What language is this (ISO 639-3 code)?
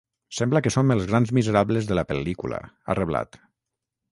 cat